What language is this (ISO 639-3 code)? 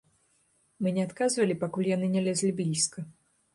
bel